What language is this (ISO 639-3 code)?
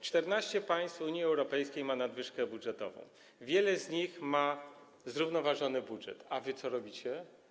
pol